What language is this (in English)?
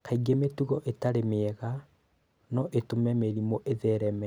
Kikuyu